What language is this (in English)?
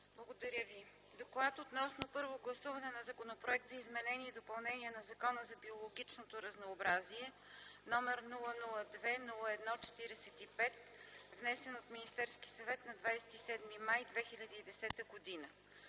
Bulgarian